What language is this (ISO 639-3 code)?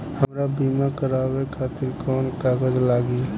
bho